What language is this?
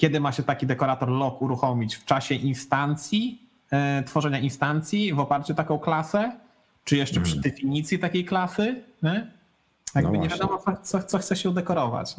Polish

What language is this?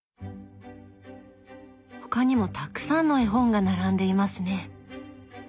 Japanese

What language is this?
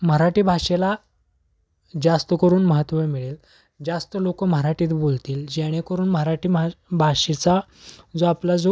Marathi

